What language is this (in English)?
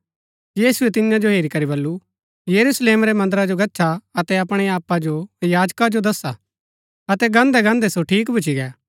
Gaddi